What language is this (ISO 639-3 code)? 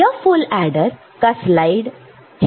hin